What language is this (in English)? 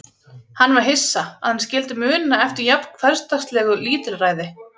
Icelandic